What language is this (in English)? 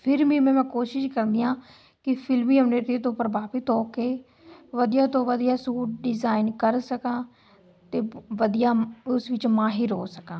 Punjabi